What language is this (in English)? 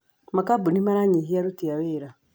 Kikuyu